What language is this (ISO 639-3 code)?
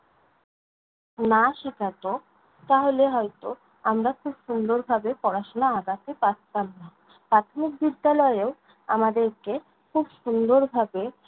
ben